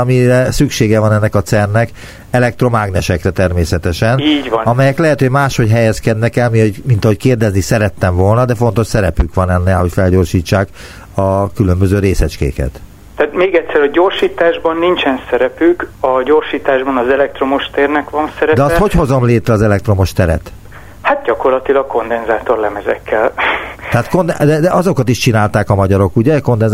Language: Hungarian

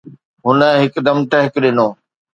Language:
Sindhi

